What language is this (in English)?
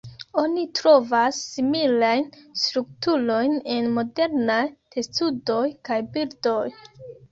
Esperanto